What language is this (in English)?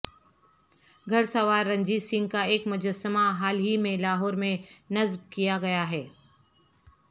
Urdu